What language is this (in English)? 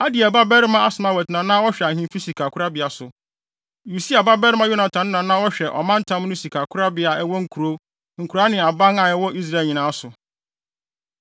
Akan